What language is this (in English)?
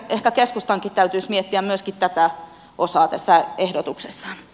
Finnish